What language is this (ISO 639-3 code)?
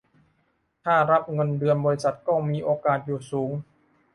tha